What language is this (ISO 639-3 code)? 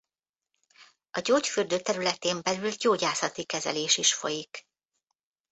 hun